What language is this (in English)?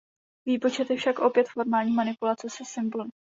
Czech